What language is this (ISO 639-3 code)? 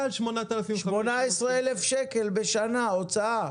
heb